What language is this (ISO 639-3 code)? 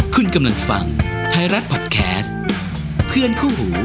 tha